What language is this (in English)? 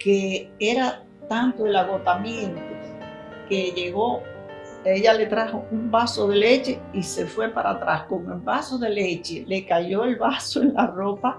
Spanish